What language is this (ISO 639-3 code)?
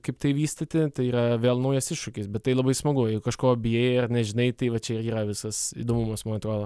lit